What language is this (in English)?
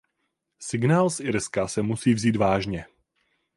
Czech